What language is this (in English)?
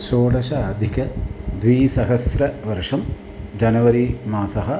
Sanskrit